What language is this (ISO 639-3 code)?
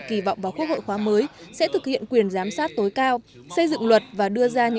vie